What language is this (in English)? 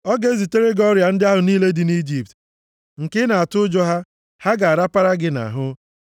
Igbo